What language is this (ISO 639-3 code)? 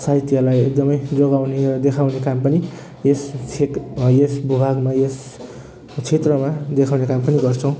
nep